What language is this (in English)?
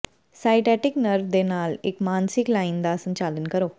Punjabi